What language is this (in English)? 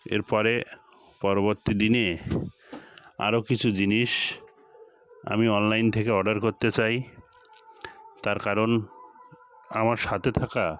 Bangla